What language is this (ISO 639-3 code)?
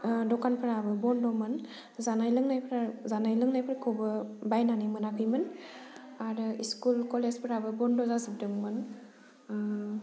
brx